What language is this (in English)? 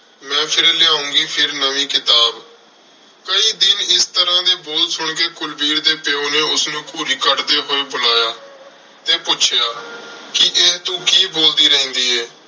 Punjabi